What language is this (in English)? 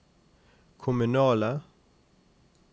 Norwegian